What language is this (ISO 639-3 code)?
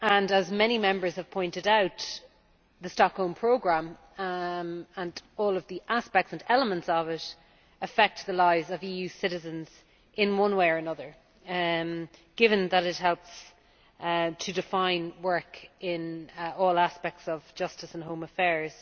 eng